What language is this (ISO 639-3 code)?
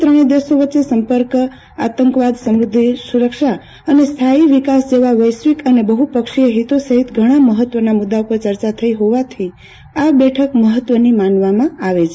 guj